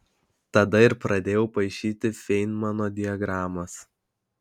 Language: Lithuanian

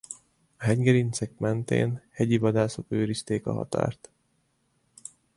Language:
Hungarian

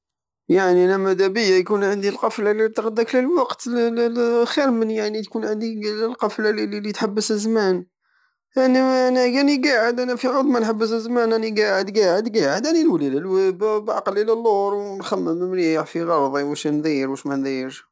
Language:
Algerian Saharan Arabic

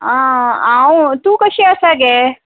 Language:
Konkani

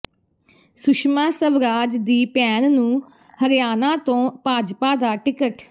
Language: Punjabi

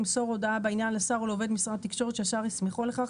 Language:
Hebrew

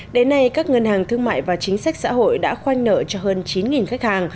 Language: Vietnamese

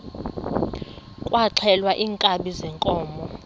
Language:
Xhosa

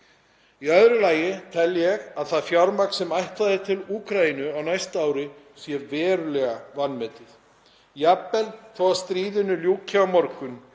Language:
Icelandic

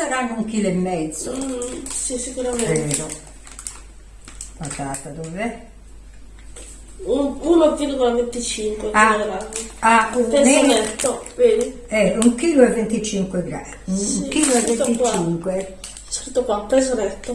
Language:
Italian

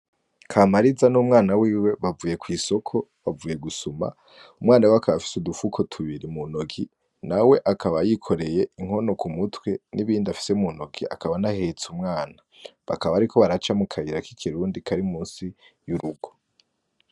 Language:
Rundi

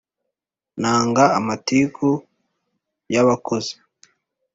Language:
Kinyarwanda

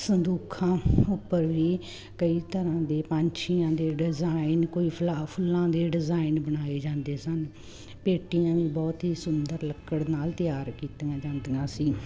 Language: Punjabi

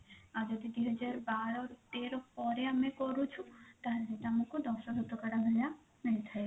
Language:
Odia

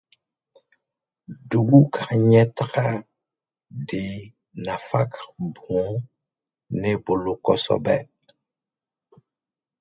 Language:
Dyula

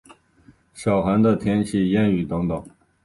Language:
Chinese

